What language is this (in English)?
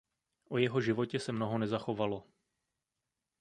Czech